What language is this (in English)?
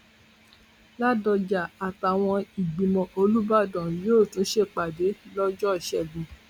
Yoruba